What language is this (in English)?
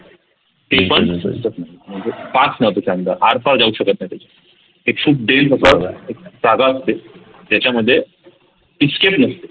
Marathi